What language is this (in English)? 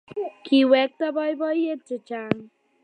Kalenjin